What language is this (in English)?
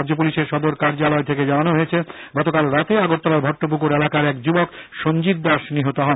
Bangla